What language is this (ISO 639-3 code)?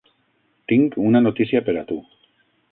cat